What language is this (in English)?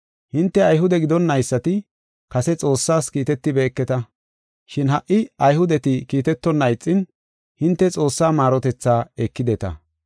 Gofa